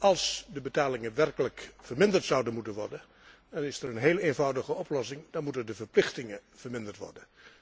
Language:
Dutch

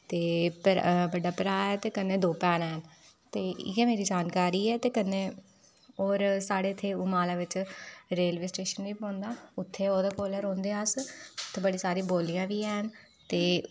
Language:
Dogri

